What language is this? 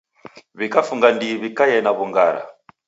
Taita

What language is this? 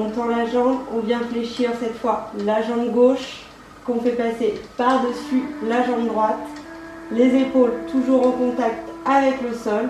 French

